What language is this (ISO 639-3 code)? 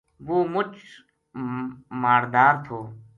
gju